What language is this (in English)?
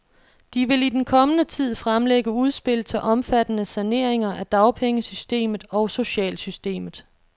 Danish